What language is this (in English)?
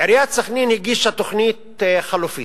Hebrew